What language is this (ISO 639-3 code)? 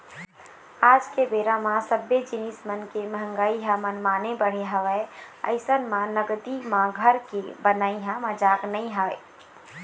hne